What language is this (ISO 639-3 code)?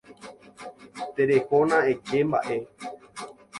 grn